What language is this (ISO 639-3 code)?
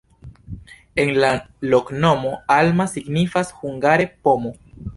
epo